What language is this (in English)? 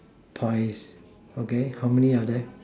English